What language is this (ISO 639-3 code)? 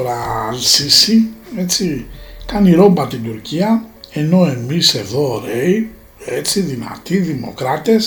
ell